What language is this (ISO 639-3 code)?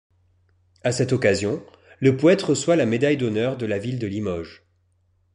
fra